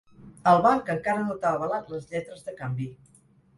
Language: Catalan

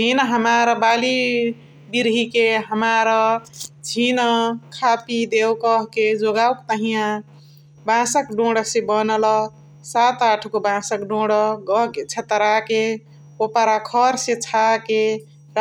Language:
Chitwania Tharu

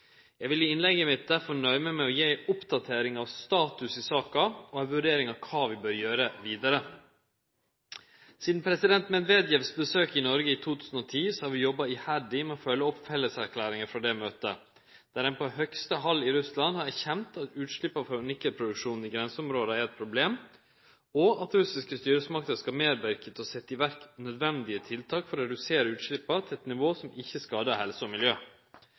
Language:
Norwegian Nynorsk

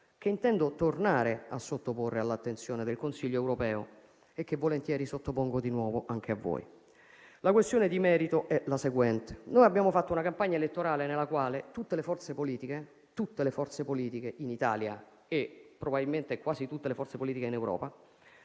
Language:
Italian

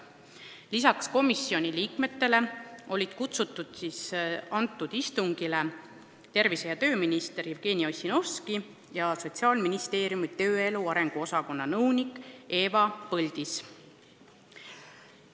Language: Estonian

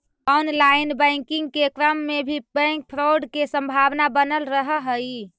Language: Magahi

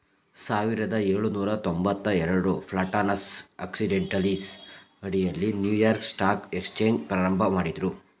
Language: Kannada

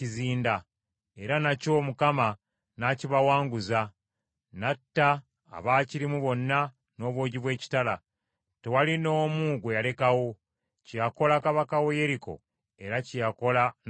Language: Ganda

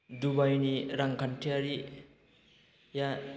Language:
Bodo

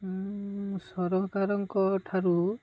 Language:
Odia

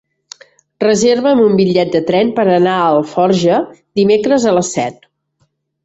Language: Catalan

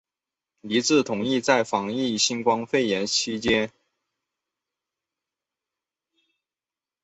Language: Chinese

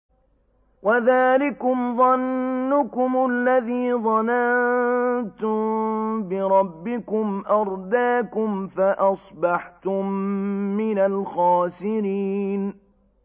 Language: Arabic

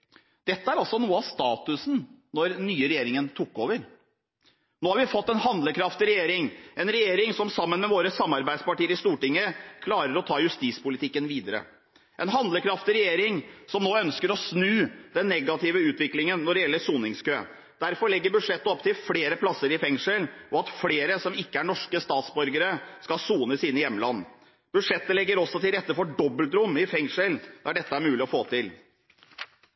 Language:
Norwegian Bokmål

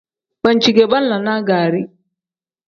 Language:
Tem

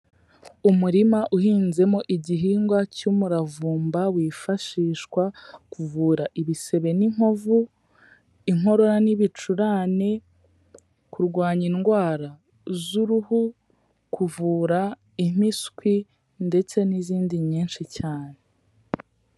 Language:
Kinyarwanda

